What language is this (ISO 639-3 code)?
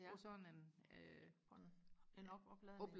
dan